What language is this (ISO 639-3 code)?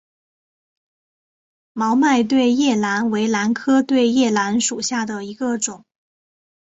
zho